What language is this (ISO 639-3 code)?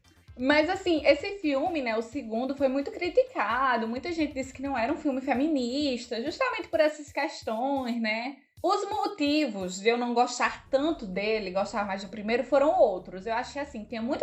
por